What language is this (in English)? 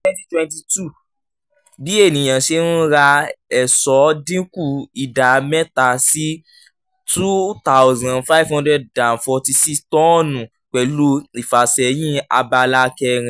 Yoruba